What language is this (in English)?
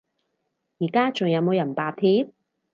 Cantonese